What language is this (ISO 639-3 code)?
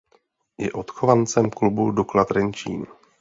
ces